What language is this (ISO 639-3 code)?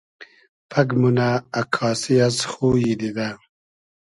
haz